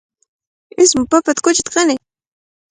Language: Cajatambo North Lima Quechua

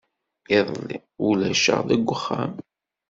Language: Kabyle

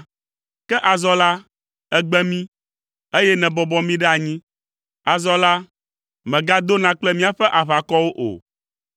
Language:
Ewe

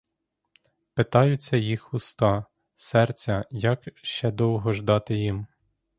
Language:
Ukrainian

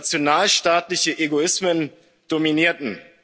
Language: German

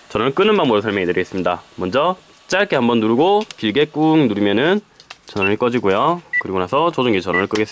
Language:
Korean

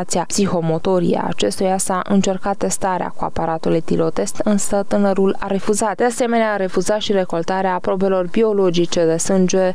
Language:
Romanian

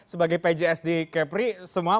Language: Indonesian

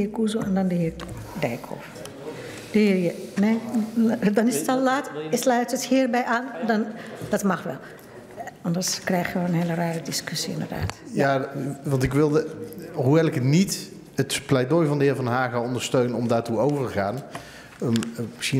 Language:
Dutch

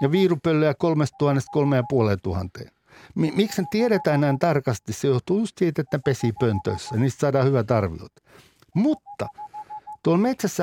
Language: Finnish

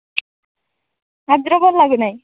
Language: Odia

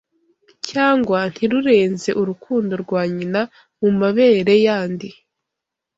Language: Kinyarwanda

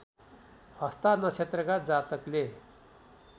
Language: Nepali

